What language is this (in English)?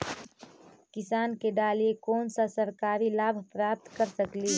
Magahi